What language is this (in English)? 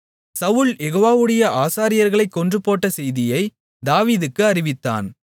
Tamil